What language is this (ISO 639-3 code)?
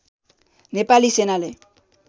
nep